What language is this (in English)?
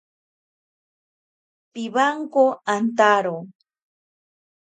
Ashéninka Perené